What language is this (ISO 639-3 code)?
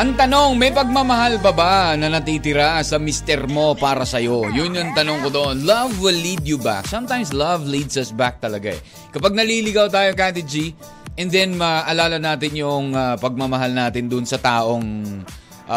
fil